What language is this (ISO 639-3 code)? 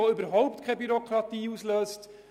gsw